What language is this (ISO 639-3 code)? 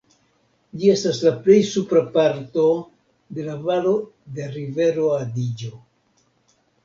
epo